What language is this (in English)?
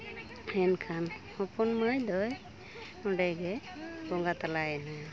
Santali